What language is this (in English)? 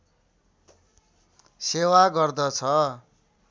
Nepali